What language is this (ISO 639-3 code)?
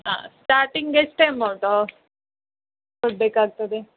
kan